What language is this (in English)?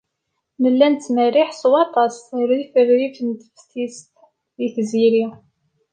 Kabyle